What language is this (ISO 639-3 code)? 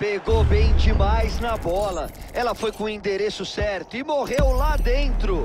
por